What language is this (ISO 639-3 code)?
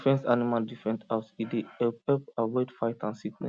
pcm